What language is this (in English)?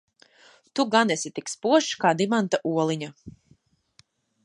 Latvian